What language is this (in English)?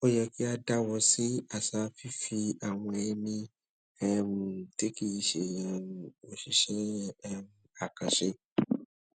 Yoruba